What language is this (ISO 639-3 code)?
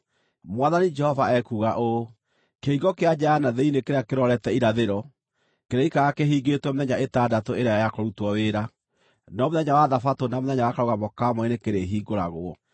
kik